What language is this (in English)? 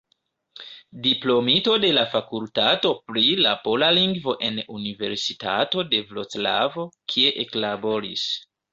Esperanto